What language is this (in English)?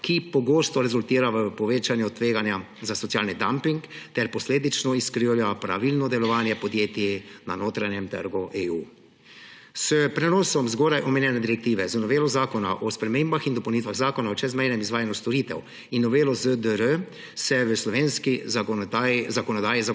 Slovenian